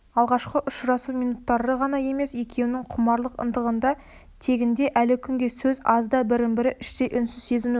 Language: Kazakh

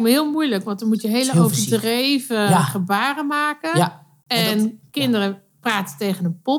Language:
Dutch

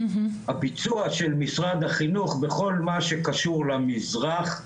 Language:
Hebrew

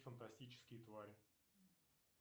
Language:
Russian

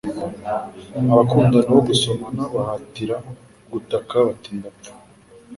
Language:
Kinyarwanda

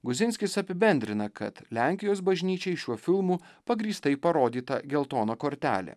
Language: Lithuanian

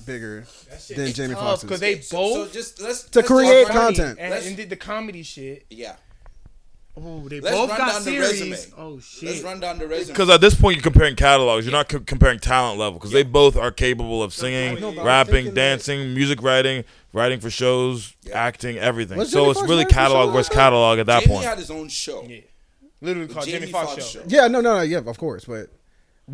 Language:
English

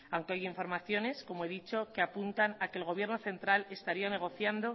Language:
Spanish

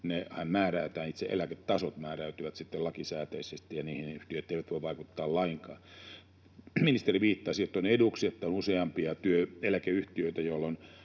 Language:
Finnish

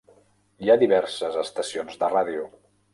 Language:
Catalan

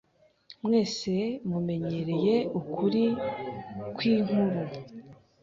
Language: Kinyarwanda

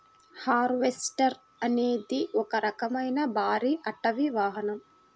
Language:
Telugu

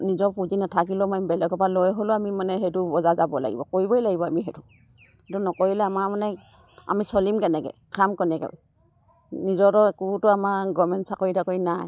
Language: Assamese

